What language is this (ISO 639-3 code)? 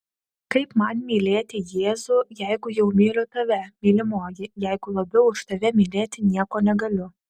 lit